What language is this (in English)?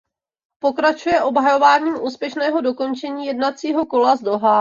Czech